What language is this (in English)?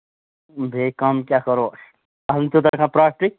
Kashmiri